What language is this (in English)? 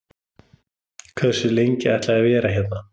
Icelandic